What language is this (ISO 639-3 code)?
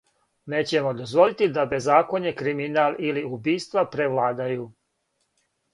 srp